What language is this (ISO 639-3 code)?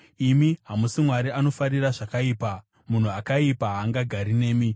sna